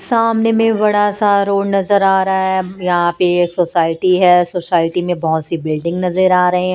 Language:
Hindi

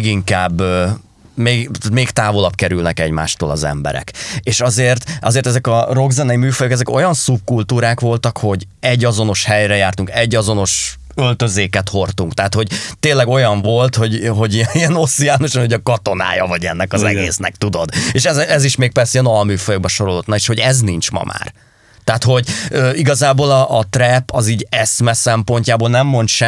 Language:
Hungarian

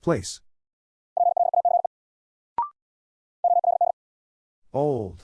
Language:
English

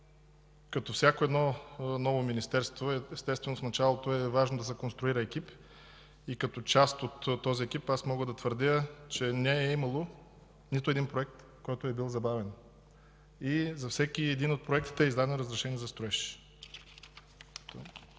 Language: Bulgarian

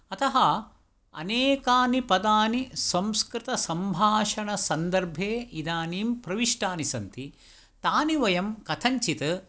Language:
Sanskrit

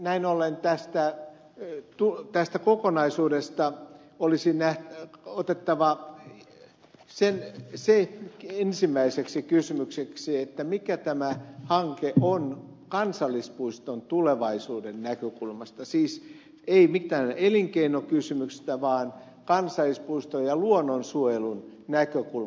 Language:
Finnish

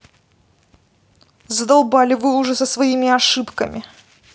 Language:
Russian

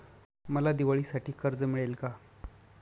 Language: Marathi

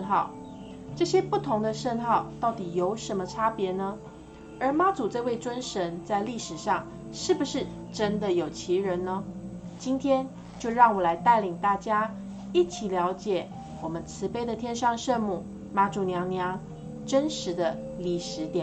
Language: Chinese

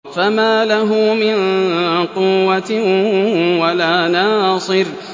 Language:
Arabic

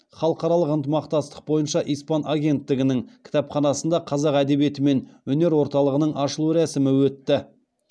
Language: Kazakh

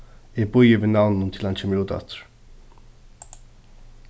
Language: Faroese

